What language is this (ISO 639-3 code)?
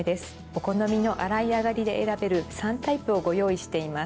jpn